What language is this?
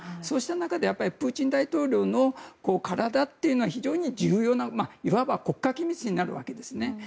Japanese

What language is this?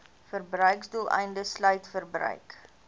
Afrikaans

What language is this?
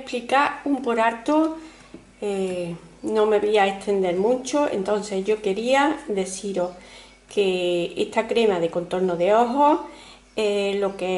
Spanish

